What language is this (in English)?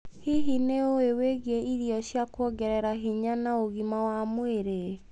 Kikuyu